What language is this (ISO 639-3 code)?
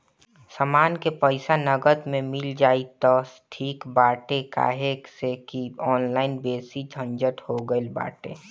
bho